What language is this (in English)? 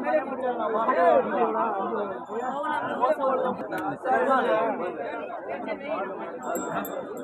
Tamil